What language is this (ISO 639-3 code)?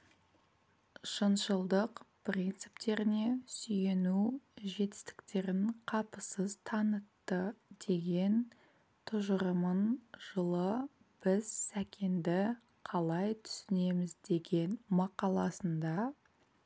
kaz